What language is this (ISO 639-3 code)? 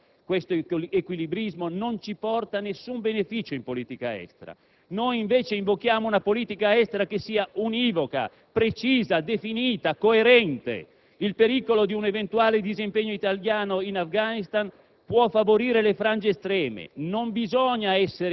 ita